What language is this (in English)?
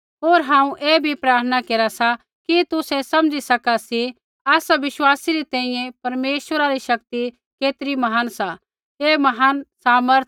Kullu Pahari